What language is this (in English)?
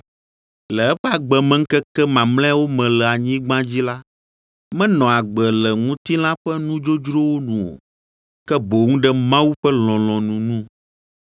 Ewe